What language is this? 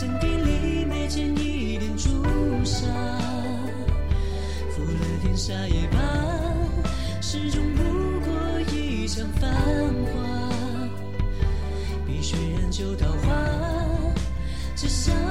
Chinese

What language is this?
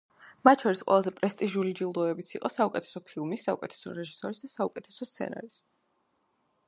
Georgian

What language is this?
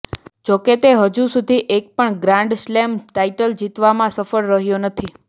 Gujarati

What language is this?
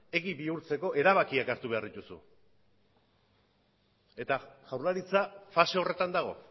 Basque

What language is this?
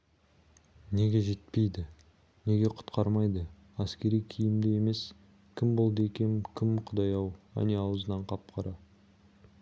Kazakh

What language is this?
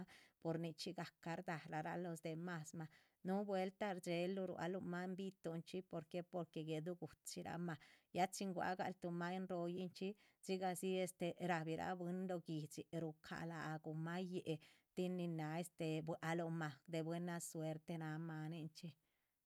Chichicapan Zapotec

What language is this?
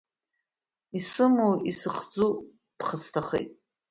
Abkhazian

